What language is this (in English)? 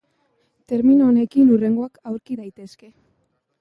Basque